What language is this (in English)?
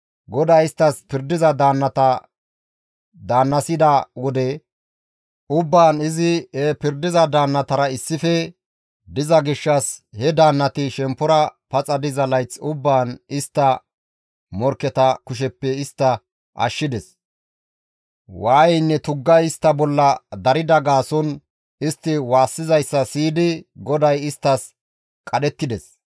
Gamo